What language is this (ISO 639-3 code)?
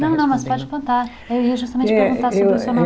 por